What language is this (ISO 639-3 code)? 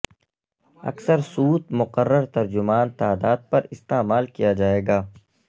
urd